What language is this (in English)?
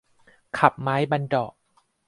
Thai